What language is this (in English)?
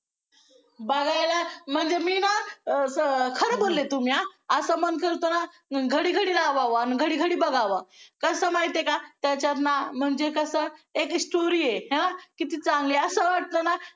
Marathi